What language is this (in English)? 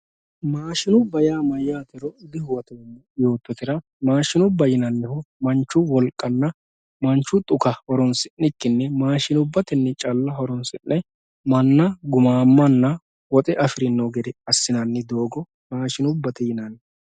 Sidamo